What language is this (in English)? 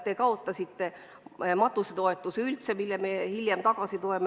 Estonian